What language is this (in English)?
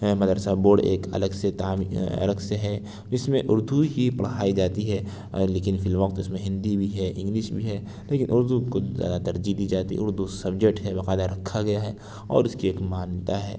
Urdu